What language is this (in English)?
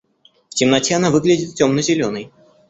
Russian